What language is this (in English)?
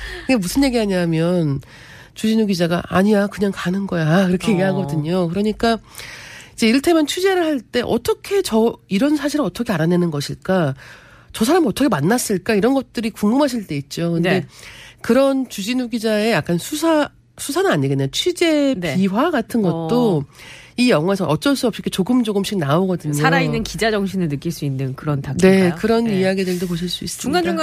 Korean